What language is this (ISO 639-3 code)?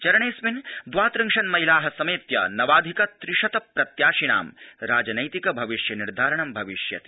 san